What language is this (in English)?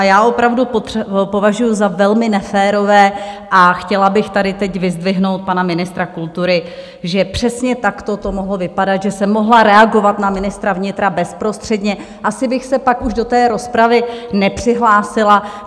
Czech